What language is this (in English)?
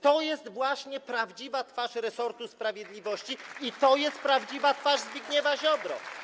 Polish